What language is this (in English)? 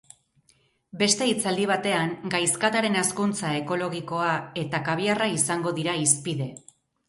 Basque